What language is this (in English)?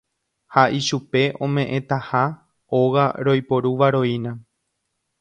Guarani